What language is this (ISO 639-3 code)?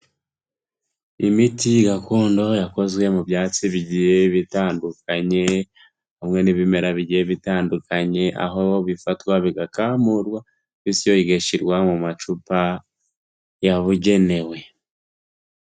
kin